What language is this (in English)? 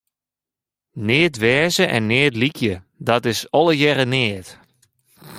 Western Frisian